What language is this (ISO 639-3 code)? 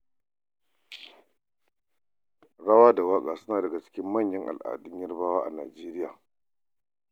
hau